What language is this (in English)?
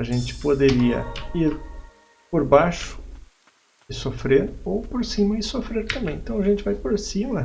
Portuguese